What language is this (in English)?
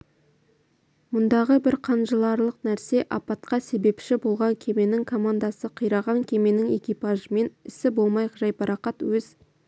Kazakh